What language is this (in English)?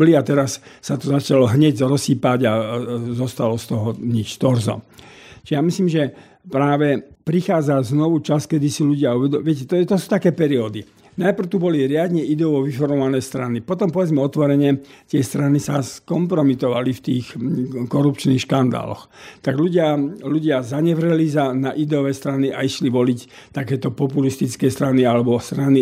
Slovak